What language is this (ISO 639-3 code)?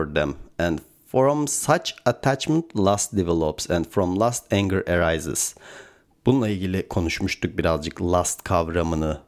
tur